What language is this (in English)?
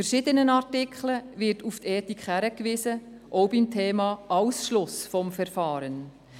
Swiss German